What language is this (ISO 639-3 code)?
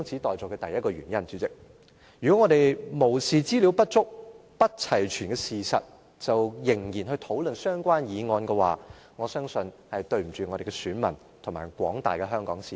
yue